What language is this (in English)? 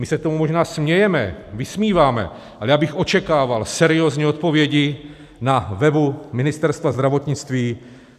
Czech